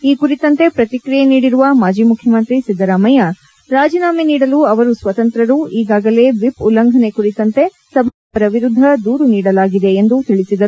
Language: Kannada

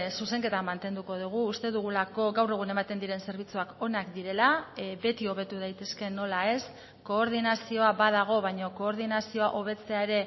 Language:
Basque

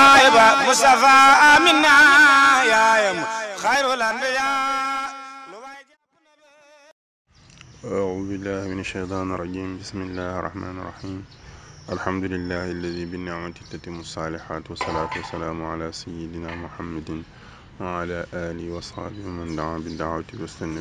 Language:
Turkish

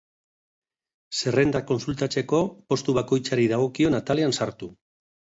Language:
Basque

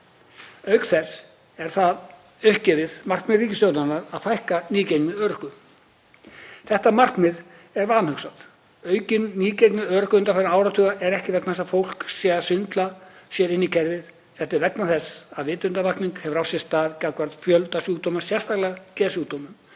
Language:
Icelandic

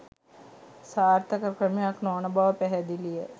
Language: Sinhala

